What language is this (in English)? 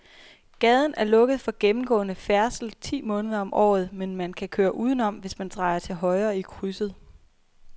Danish